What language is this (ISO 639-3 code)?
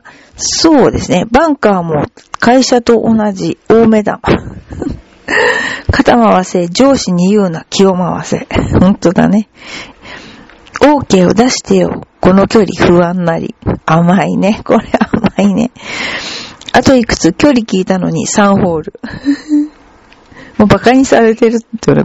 jpn